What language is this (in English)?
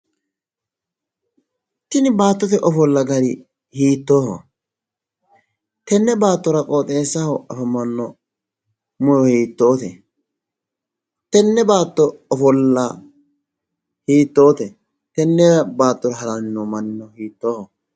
Sidamo